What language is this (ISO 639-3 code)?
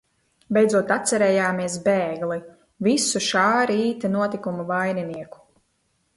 lav